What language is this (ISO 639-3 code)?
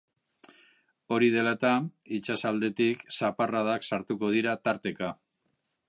eus